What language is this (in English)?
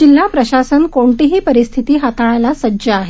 Marathi